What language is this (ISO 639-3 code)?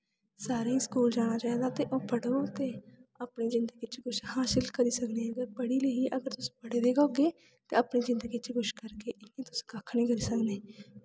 doi